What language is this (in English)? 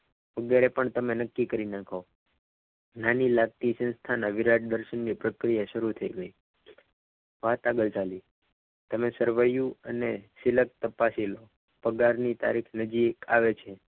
Gujarati